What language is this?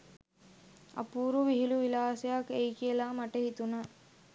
Sinhala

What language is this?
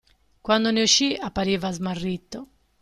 Italian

